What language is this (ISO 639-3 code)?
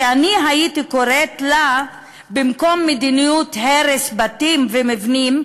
heb